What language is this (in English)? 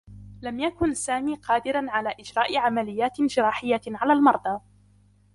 Arabic